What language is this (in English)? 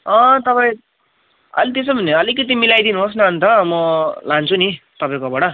Nepali